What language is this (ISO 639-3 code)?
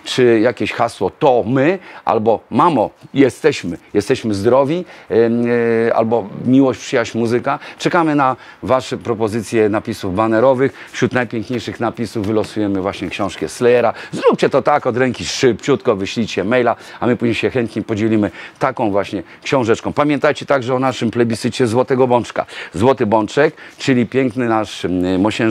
pol